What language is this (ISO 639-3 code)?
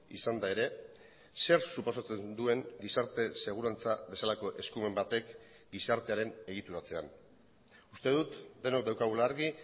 eus